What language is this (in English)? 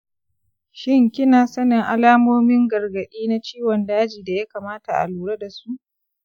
Hausa